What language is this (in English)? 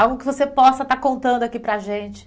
Portuguese